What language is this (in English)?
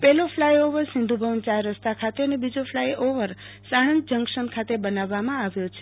Gujarati